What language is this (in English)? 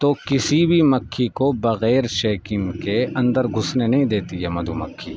Urdu